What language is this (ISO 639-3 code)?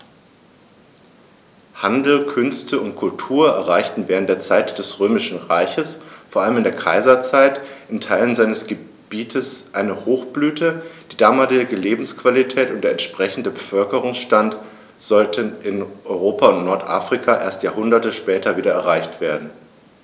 deu